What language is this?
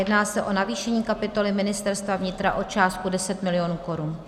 Czech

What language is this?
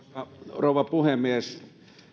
Finnish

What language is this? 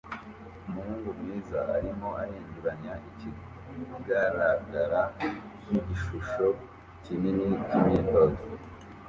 Kinyarwanda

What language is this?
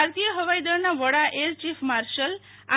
Gujarati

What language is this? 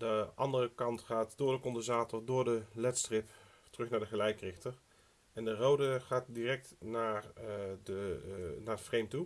Dutch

